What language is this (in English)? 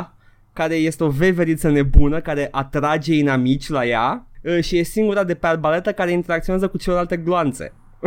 Romanian